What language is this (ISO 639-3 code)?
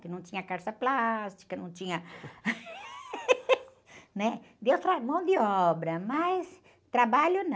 por